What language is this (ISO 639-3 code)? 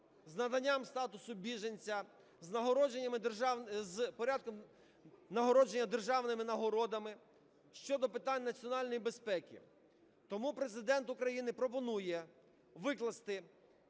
ukr